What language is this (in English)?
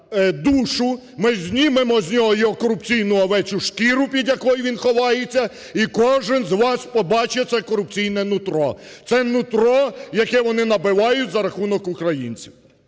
Ukrainian